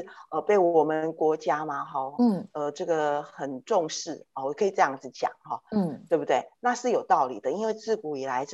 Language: Chinese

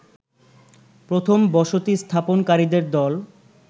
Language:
Bangla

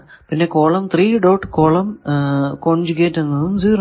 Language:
Malayalam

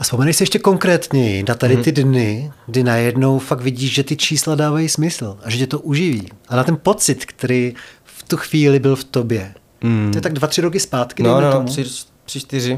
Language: Czech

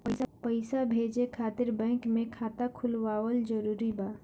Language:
Bhojpuri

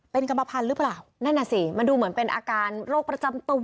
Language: Thai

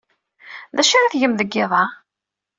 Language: Kabyle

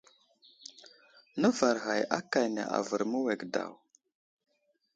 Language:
Wuzlam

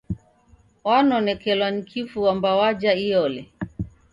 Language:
Taita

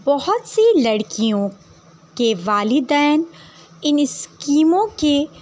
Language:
Urdu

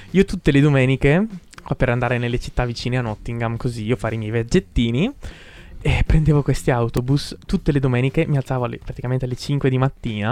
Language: Italian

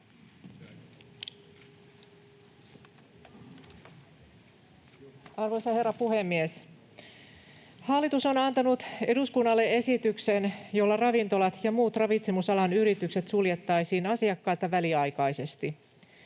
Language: Finnish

